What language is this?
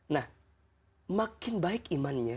Indonesian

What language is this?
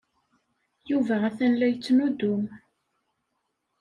Kabyle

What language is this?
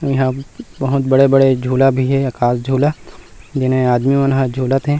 Chhattisgarhi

